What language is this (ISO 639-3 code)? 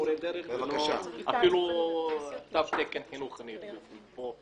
heb